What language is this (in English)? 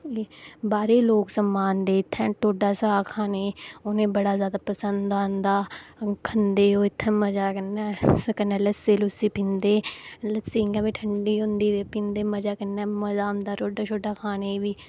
Dogri